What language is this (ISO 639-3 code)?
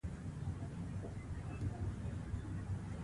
pus